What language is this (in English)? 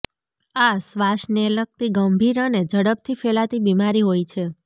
Gujarati